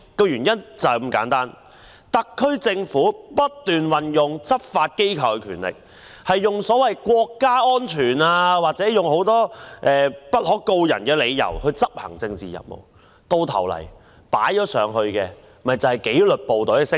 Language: Cantonese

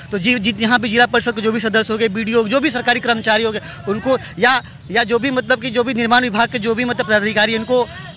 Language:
Hindi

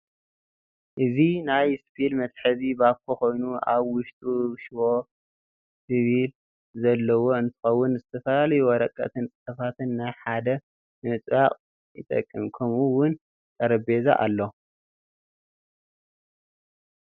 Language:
Tigrinya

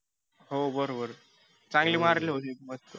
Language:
Marathi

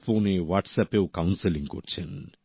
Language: Bangla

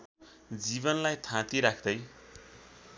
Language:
Nepali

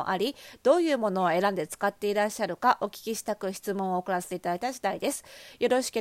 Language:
Japanese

